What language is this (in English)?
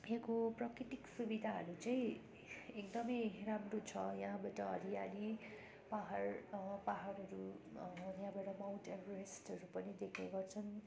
Nepali